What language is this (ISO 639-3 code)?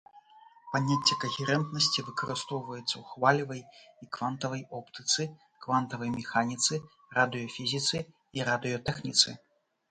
bel